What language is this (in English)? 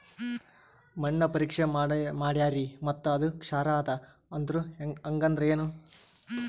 Kannada